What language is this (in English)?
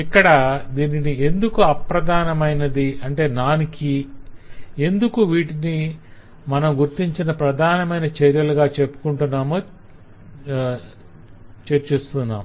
Telugu